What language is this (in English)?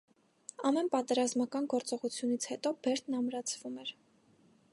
Armenian